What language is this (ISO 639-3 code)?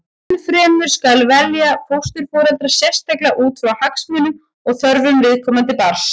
isl